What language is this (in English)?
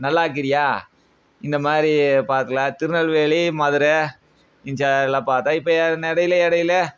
Tamil